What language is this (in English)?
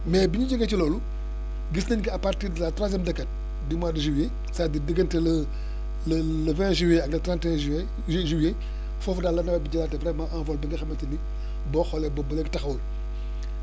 Wolof